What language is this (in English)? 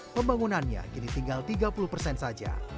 Indonesian